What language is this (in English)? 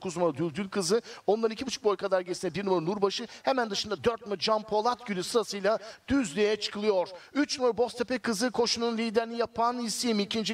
Turkish